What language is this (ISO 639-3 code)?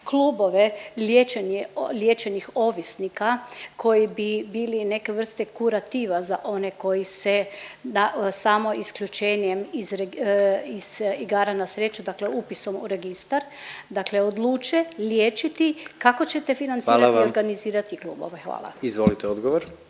hrv